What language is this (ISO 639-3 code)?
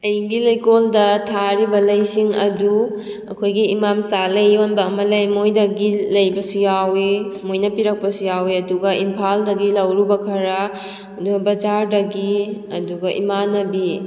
mni